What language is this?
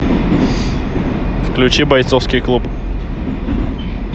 Russian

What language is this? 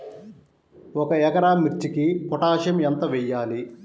Telugu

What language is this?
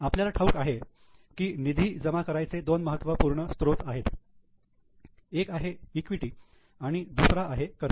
Marathi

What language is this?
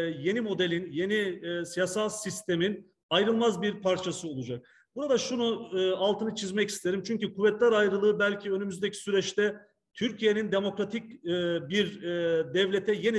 Turkish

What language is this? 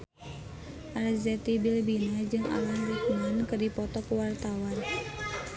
Sundanese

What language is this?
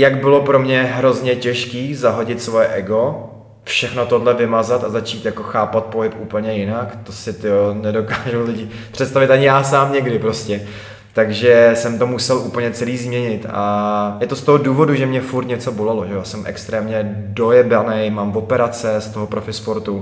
Czech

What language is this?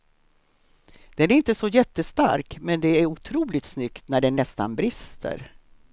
Swedish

